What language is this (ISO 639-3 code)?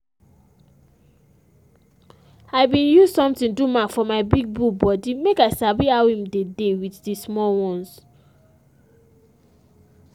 pcm